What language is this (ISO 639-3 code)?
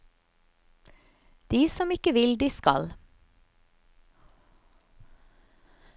nor